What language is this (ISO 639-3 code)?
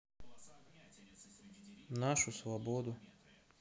rus